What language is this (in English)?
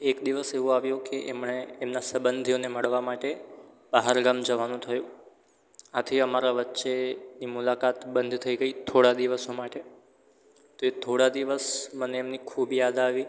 Gujarati